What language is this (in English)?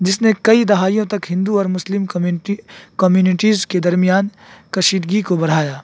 Urdu